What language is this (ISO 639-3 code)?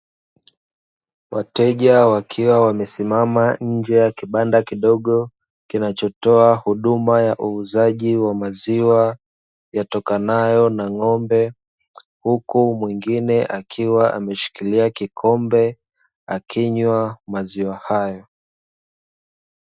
swa